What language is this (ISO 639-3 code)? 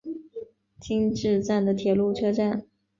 zho